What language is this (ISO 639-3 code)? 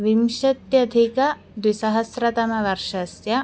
san